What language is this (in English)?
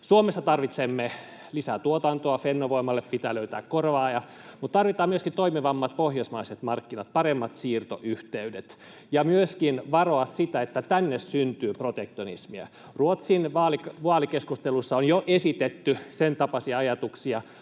Finnish